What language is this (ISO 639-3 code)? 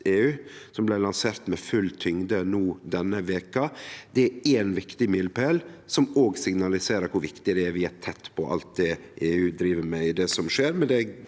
nor